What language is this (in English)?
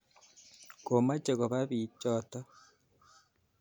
Kalenjin